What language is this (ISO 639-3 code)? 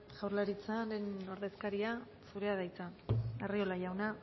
eus